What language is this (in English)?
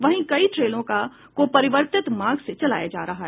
Hindi